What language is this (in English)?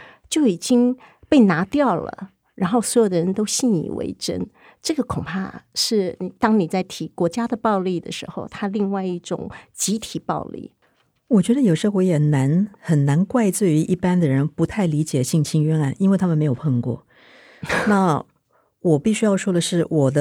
Chinese